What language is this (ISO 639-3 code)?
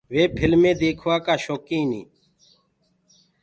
ggg